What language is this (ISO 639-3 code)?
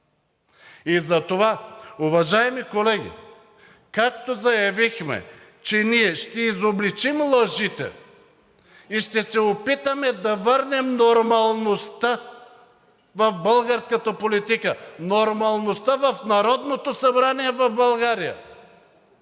bul